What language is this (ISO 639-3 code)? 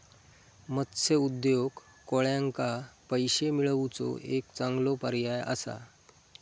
mar